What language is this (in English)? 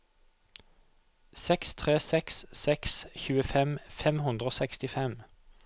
Norwegian